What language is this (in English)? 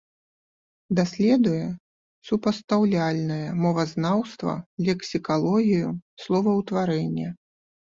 Belarusian